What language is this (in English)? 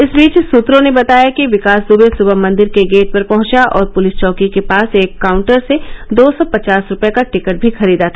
Hindi